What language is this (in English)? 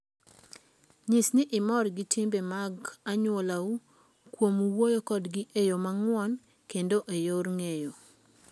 Luo (Kenya and Tanzania)